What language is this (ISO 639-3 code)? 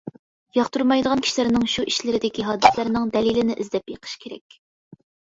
uig